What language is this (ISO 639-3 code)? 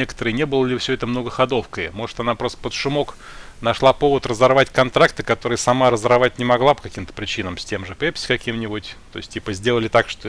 rus